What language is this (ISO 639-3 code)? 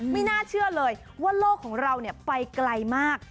tha